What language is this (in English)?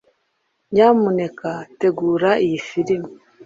Kinyarwanda